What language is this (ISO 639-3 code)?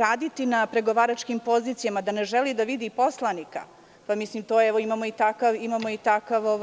srp